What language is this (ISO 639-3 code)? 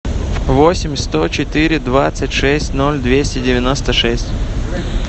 rus